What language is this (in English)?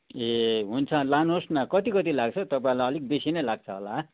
Nepali